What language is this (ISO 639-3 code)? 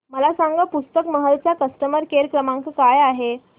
mar